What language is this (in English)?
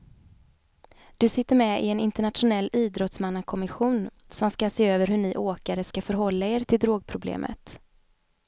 Swedish